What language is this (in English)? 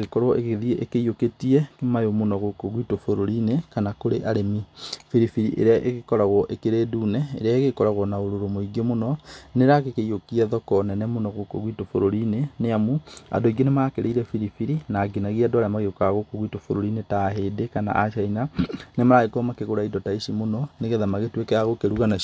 Kikuyu